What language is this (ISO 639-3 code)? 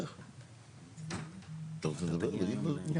heb